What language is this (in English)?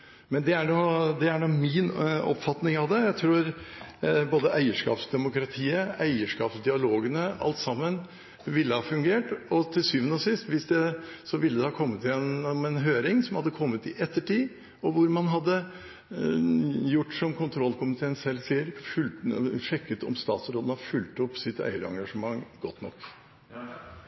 Norwegian Bokmål